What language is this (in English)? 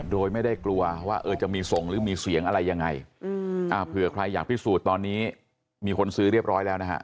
Thai